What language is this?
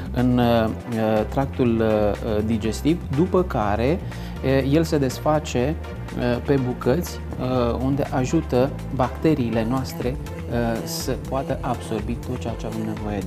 Romanian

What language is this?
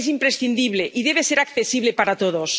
Spanish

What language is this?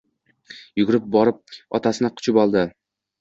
Uzbek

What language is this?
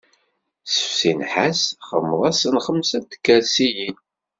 Kabyle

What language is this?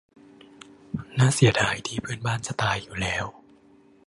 Thai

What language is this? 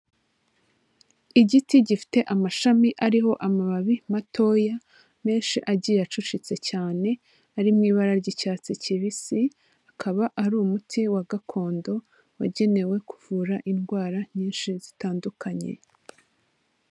Kinyarwanda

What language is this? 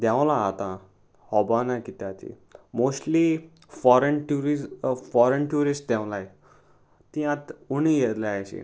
Konkani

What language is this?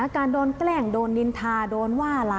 Thai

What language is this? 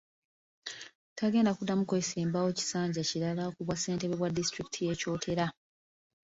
Ganda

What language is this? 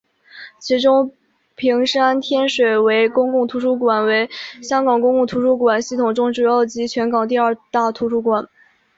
Chinese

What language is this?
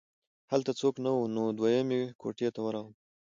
Pashto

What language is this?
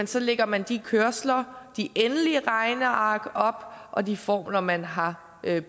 Danish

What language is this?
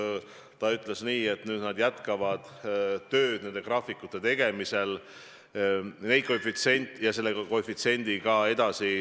Estonian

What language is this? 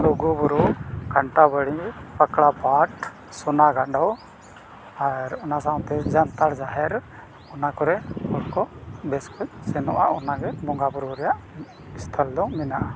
Santali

